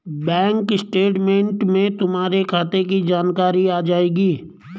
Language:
Hindi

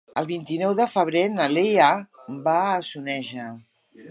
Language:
Catalan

